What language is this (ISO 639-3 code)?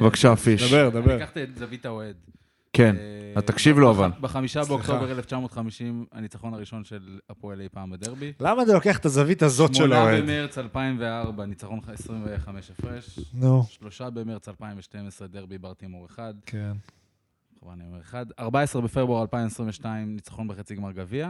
heb